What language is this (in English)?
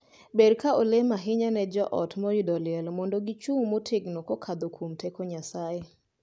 Luo (Kenya and Tanzania)